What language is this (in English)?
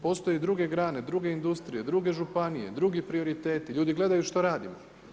Croatian